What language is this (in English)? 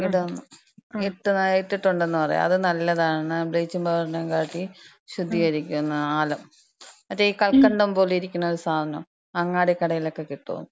Malayalam